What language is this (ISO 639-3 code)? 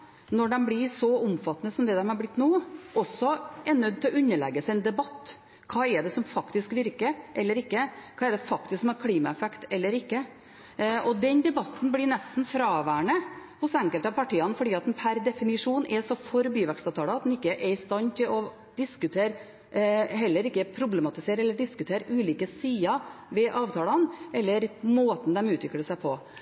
nob